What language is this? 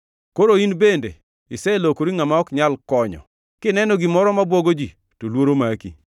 Luo (Kenya and Tanzania)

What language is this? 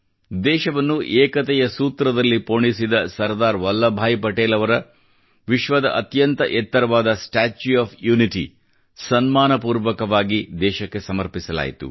Kannada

